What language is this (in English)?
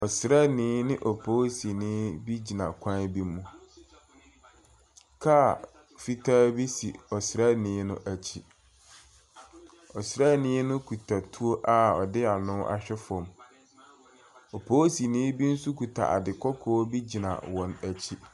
Akan